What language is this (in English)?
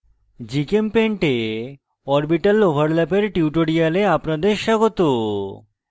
Bangla